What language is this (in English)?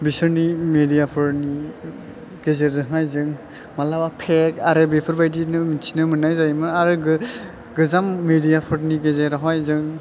Bodo